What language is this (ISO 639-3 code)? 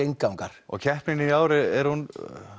isl